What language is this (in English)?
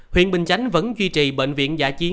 Vietnamese